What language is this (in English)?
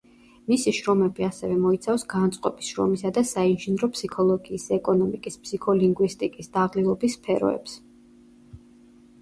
Georgian